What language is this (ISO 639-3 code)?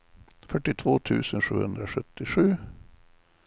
swe